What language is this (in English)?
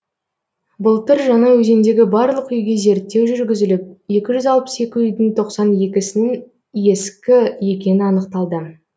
Kazakh